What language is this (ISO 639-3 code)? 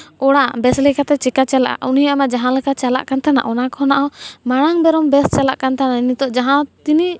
sat